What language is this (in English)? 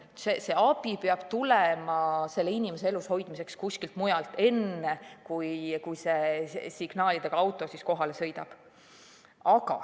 Estonian